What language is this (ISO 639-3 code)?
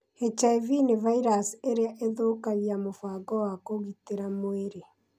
kik